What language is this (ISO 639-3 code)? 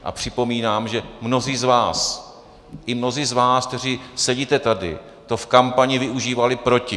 ces